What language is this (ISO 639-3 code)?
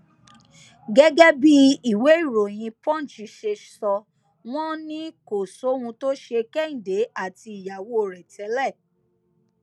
yor